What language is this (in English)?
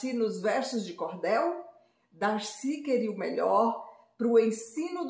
Portuguese